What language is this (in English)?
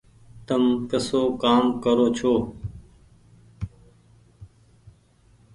Goaria